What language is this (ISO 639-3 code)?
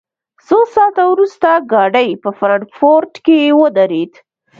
pus